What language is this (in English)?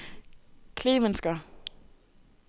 Danish